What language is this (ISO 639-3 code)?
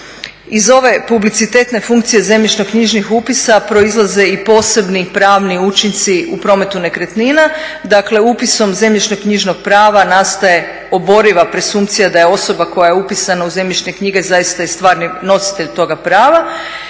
hrv